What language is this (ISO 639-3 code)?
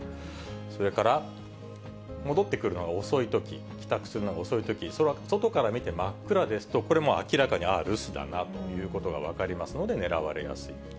jpn